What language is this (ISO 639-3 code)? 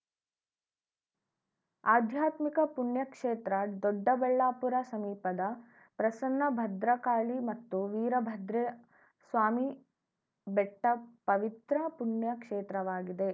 kan